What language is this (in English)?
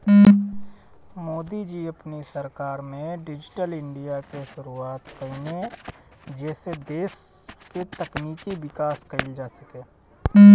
Bhojpuri